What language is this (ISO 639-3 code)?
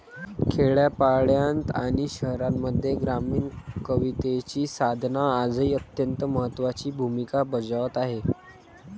mar